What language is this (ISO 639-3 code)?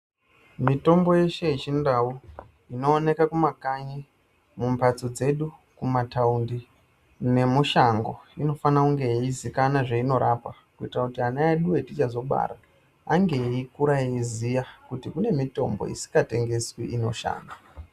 ndc